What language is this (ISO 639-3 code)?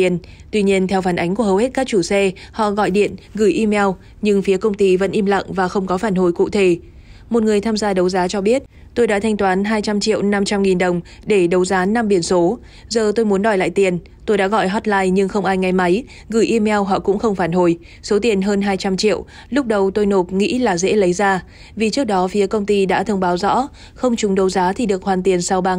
vie